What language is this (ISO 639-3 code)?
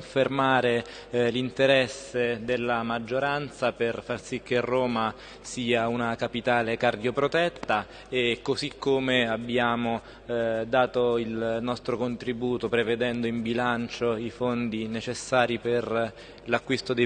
ita